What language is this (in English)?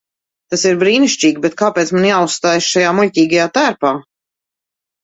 Latvian